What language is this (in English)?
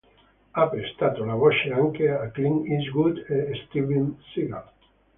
Italian